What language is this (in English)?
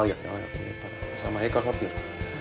Icelandic